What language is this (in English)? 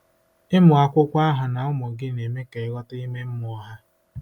Igbo